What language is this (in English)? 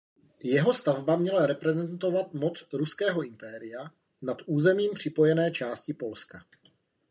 Czech